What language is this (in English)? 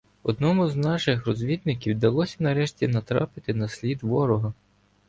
Ukrainian